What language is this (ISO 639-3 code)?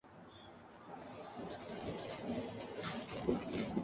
spa